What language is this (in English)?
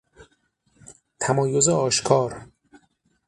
Persian